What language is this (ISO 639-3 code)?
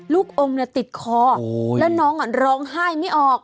tha